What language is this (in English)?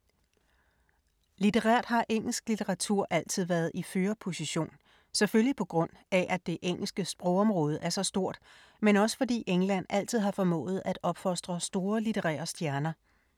Danish